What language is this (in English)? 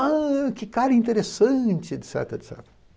Portuguese